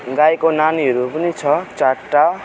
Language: Nepali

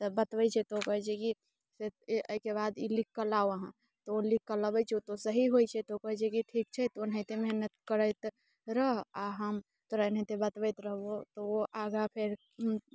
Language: Maithili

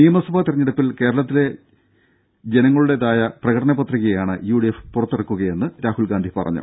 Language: Malayalam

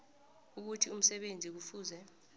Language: South Ndebele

